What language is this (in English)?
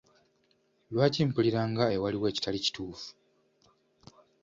Ganda